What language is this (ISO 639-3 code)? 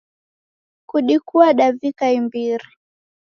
dav